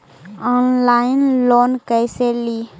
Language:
Magahi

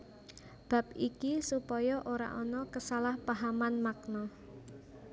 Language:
Javanese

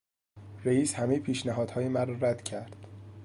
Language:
Persian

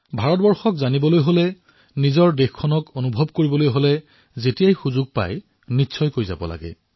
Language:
Assamese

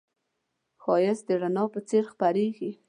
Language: Pashto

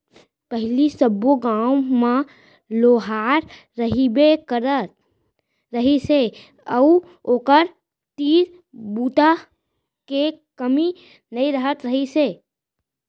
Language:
Chhattisgarhi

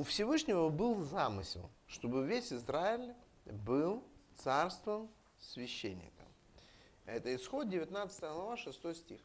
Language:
Russian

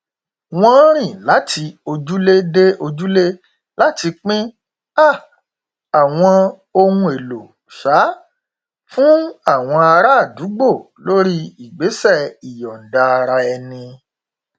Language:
Yoruba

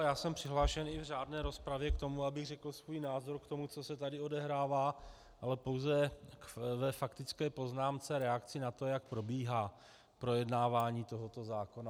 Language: Czech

